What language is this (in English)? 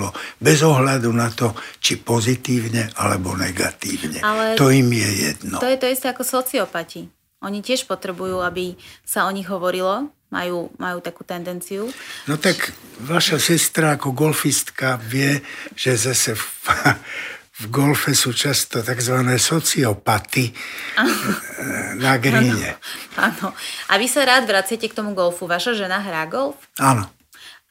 Slovak